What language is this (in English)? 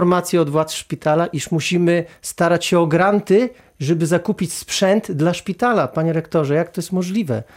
Polish